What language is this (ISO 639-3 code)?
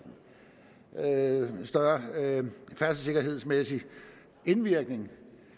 dan